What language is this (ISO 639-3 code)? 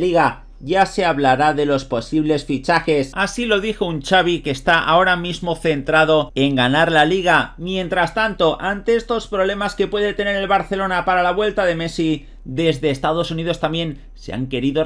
spa